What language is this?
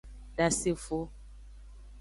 Aja (Benin)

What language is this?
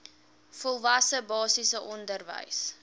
Afrikaans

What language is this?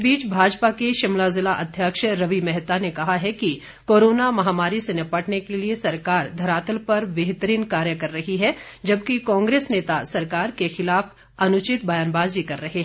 Hindi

